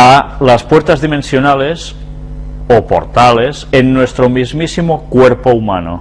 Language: Spanish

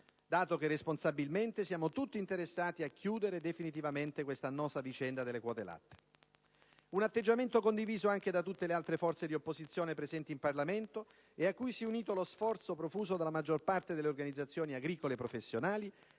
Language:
Italian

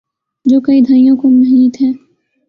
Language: Urdu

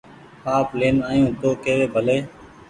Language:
Goaria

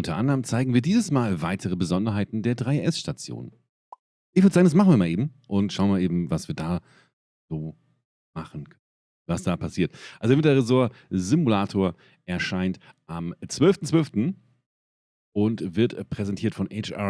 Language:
German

